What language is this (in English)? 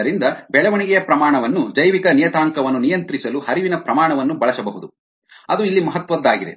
Kannada